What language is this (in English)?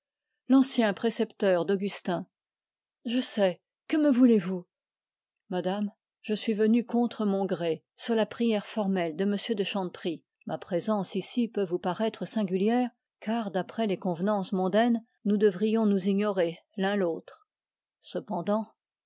French